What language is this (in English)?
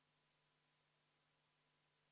Estonian